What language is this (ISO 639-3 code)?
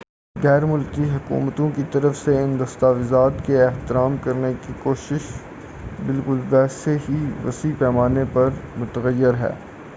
urd